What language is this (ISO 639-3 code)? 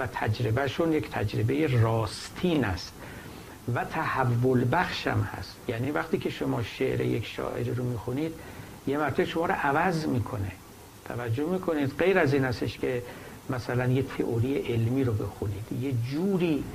fas